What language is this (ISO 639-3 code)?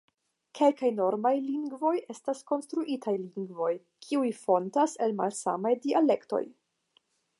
epo